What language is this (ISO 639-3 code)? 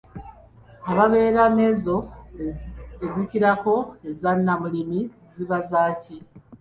lug